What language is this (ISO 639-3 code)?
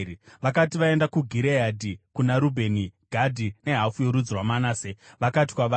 sna